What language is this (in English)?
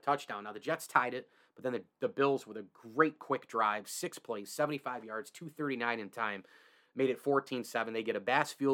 English